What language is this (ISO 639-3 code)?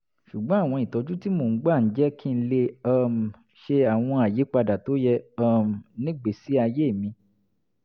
yor